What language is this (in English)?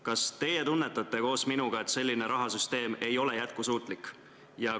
Estonian